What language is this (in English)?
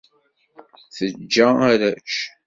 Kabyle